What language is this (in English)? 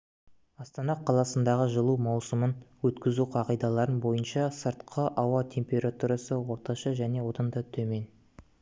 Kazakh